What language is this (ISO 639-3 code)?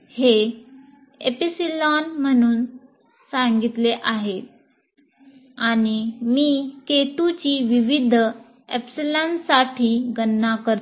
mar